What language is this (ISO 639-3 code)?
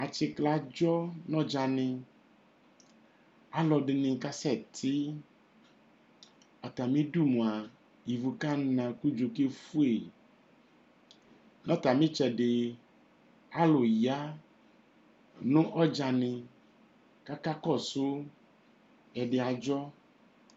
kpo